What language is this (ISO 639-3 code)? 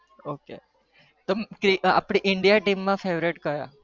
guj